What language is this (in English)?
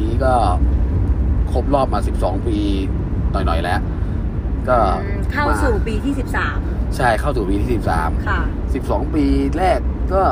Thai